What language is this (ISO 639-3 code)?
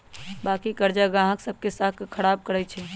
mag